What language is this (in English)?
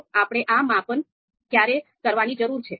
Gujarati